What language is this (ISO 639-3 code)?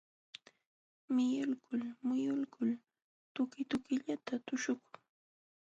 qxw